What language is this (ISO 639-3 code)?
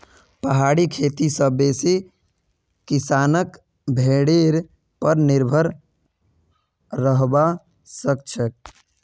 mag